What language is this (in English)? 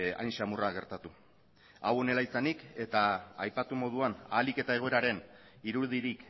Basque